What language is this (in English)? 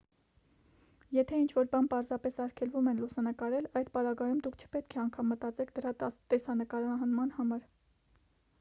Armenian